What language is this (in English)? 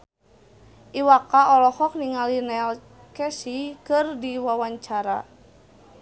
Sundanese